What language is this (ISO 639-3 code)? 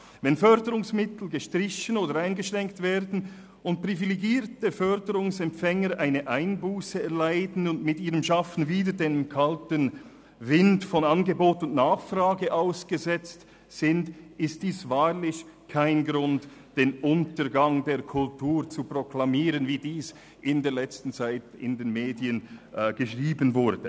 gsw